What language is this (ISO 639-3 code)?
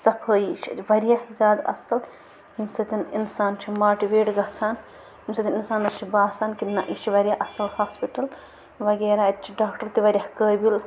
kas